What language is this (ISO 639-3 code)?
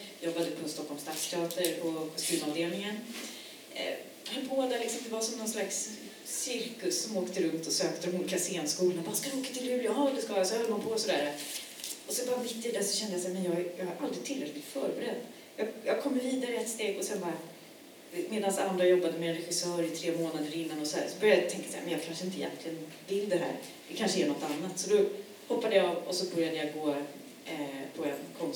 swe